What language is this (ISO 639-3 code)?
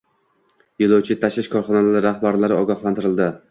uzb